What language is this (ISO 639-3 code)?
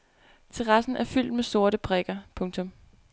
dan